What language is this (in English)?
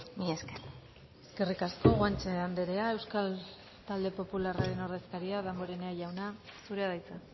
Basque